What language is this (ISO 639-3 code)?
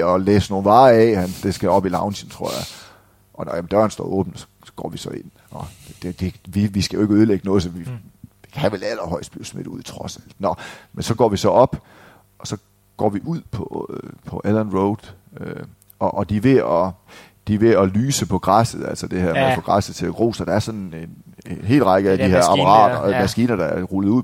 dan